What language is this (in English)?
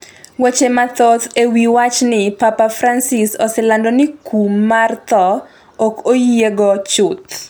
Luo (Kenya and Tanzania)